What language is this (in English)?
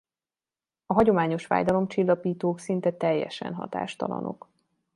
Hungarian